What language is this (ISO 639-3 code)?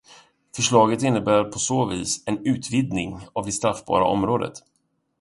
swe